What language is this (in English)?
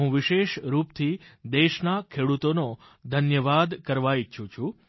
Gujarati